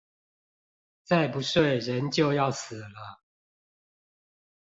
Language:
Chinese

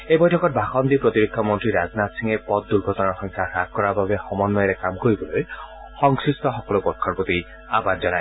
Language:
Assamese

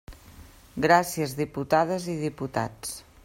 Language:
Catalan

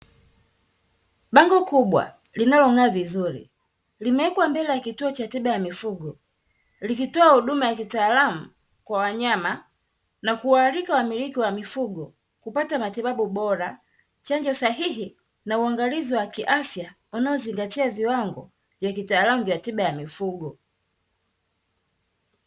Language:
Swahili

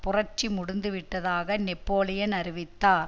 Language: Tamil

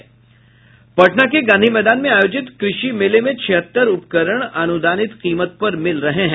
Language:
Hindi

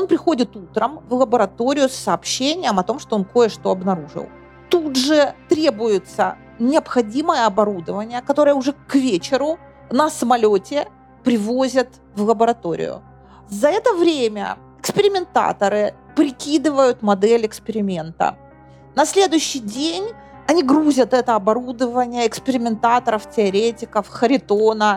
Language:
Russian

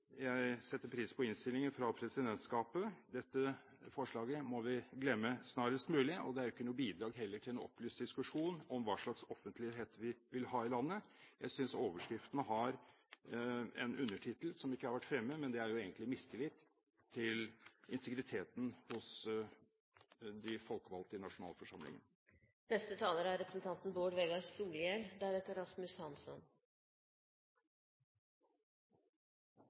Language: Norwegian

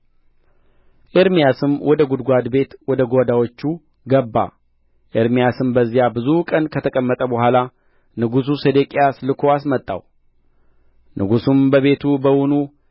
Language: Amharic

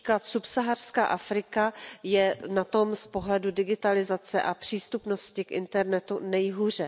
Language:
Czech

